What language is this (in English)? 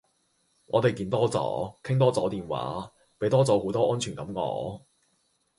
Cantonese